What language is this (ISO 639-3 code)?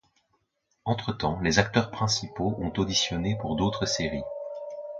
fra